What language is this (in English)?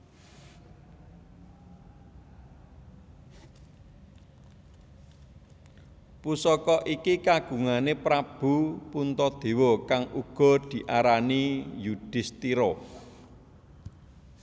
Javanese